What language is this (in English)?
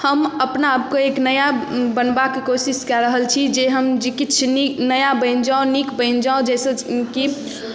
Maithili